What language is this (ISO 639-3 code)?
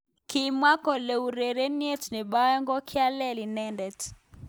kln